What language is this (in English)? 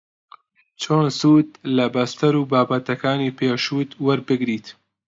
Central Kurdish